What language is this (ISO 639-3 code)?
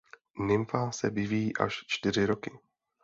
ces